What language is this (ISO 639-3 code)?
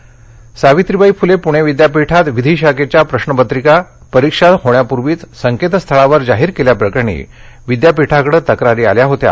mar